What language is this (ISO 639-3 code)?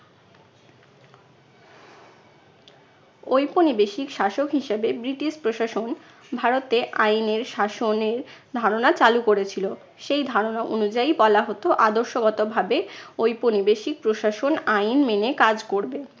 ben